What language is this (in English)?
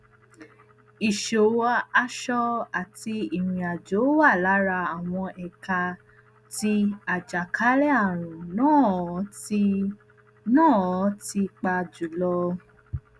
Yoruba